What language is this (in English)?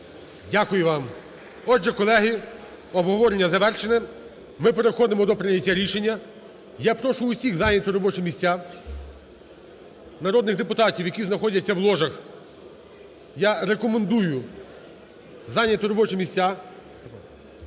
Ukrainian